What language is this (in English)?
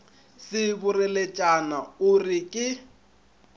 Northern Sotho